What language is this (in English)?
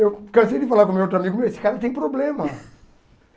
Portuguese